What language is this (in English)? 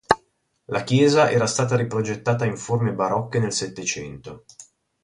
Italian